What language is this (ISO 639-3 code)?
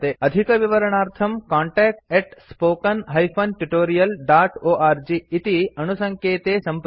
san